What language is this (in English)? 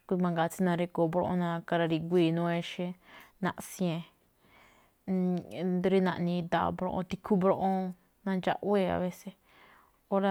Malinaltepec Me'phaa